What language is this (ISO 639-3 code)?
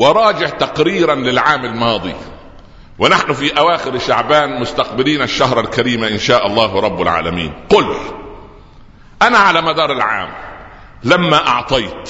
ara